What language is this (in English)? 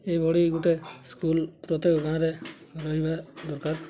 Odia